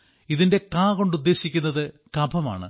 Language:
Malayalam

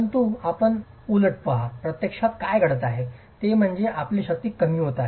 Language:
Marathi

